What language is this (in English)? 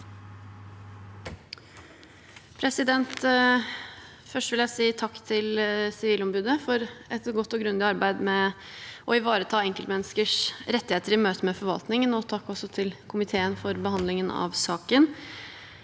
Norwegian